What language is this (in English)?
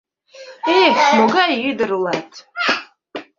Mari